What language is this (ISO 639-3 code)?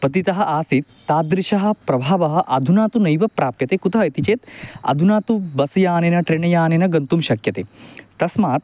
san